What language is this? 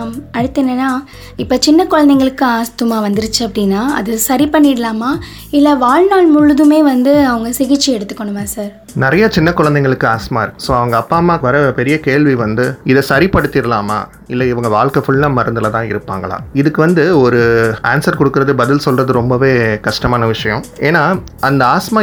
Tamil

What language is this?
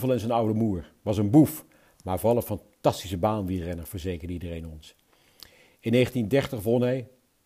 Dutch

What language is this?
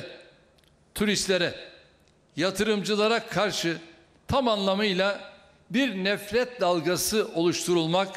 Turkish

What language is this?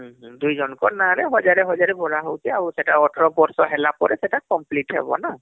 Odia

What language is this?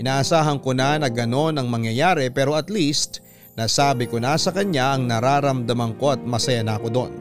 Filipino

